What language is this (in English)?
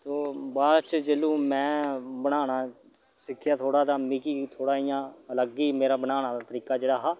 Dogri